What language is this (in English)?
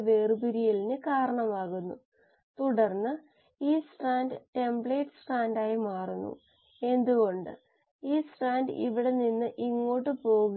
Malayalam